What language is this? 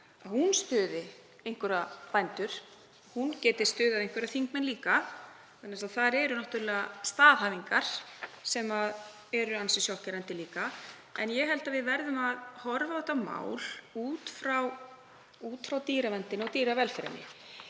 Icelandic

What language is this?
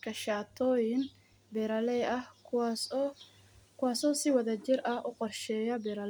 Somali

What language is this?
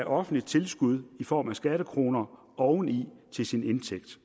Danish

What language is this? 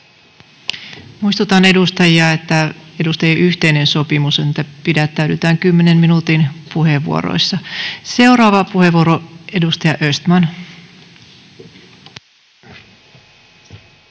Finnish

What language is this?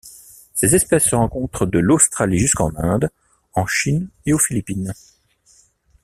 French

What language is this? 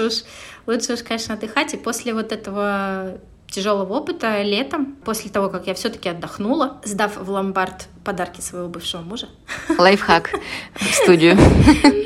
Russian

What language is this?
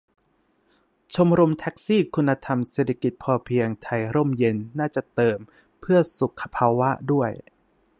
Thai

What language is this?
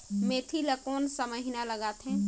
Chhattisgarhi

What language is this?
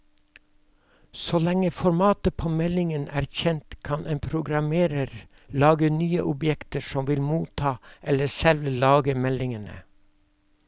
Norwegian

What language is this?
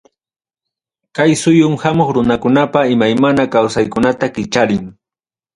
Ayacucho Quechua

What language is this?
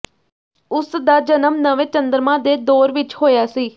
Punjabi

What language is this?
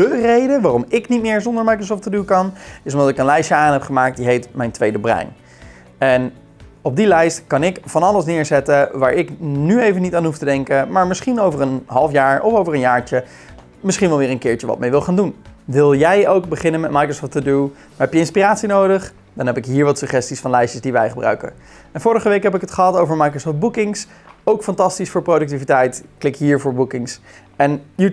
Dutch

